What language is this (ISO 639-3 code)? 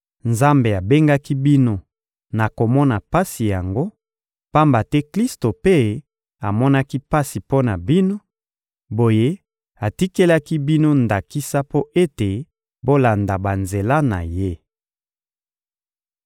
lin